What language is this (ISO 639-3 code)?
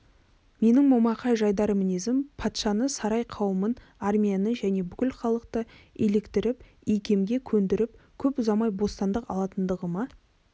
kaz